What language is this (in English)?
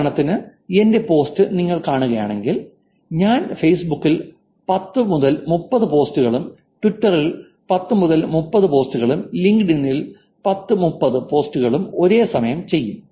Malayalam